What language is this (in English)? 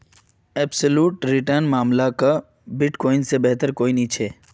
Magahi